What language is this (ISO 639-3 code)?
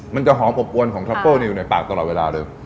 tha